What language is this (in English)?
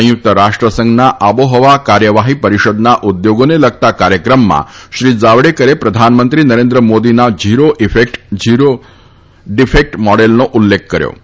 Gujarati